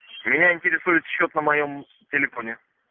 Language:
Russian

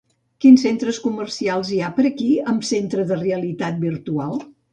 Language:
Catalan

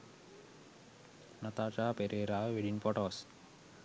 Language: Sinhala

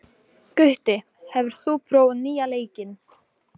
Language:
Icelandic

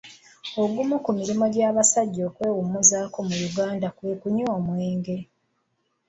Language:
Ganda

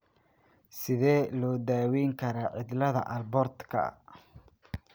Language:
Somali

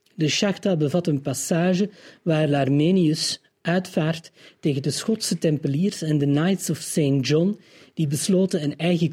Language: Dutch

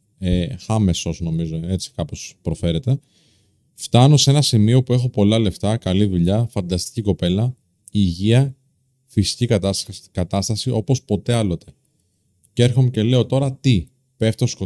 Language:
Greek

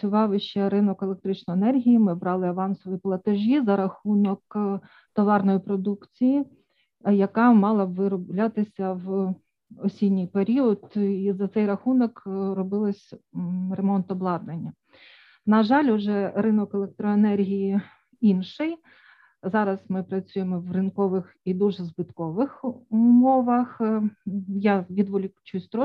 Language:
Ukrainian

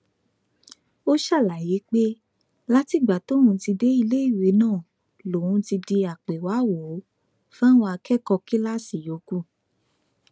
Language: Yoruba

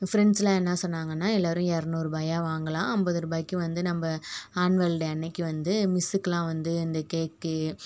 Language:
Tamil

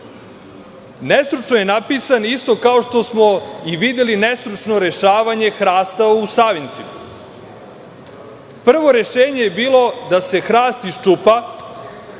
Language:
Serbian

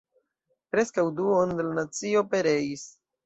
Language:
Esperanto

